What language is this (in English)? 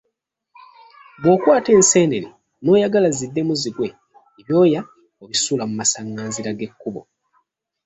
Ganda